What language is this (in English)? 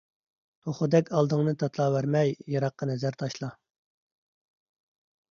Uyghur